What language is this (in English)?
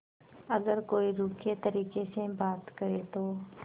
Hindi